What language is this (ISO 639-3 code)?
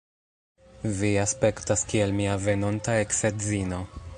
epo